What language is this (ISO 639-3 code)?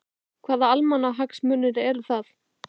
isl